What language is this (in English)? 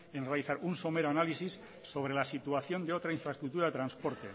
Spanish